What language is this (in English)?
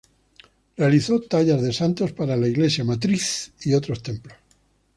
Spanish